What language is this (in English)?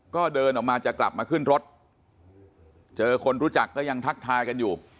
Thai